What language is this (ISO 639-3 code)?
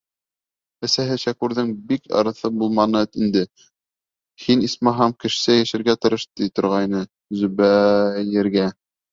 bak